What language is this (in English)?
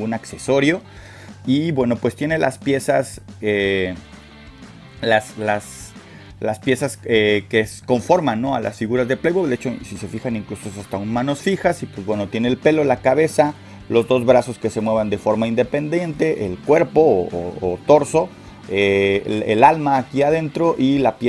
Spanish